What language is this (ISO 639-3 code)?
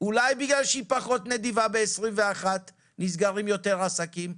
heb